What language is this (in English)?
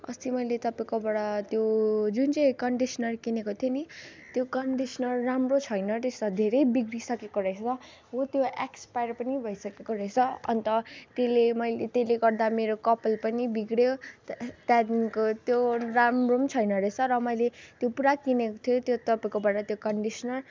Nepali